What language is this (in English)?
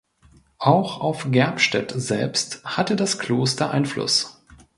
German